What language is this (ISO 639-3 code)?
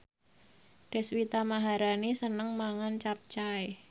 jav